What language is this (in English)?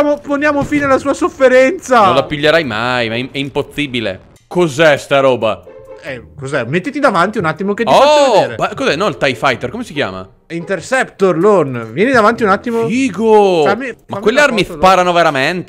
Italian